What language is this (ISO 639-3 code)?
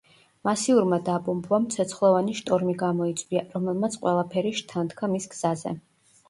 kat